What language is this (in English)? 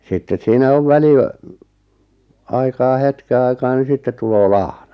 Finnish